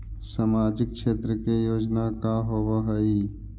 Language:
Magahi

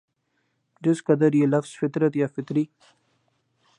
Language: Urdu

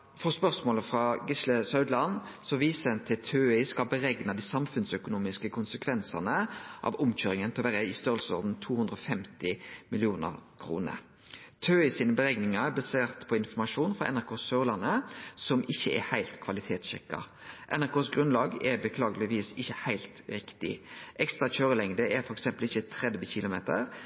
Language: Norwegian Nynorsk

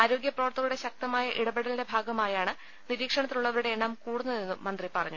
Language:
Malayalam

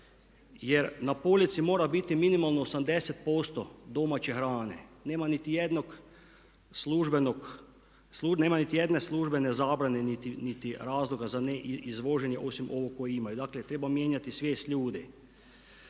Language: Croatian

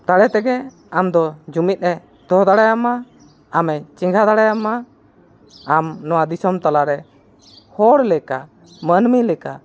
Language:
Santali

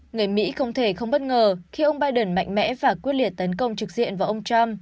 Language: Vietnamese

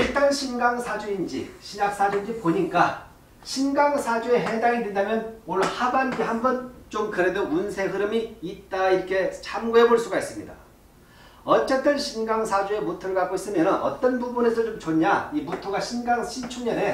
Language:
Korean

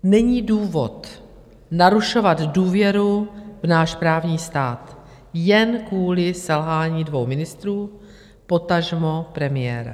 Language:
Czech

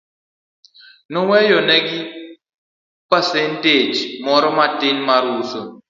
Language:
Luo (Kenya and Tanzania)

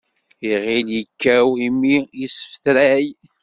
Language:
Kabyle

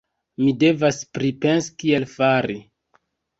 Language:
Esperanto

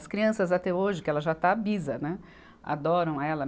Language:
Portuguese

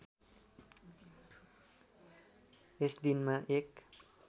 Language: Nepali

